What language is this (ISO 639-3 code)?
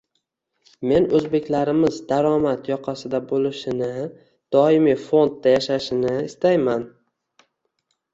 uzb